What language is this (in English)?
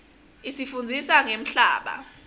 Swati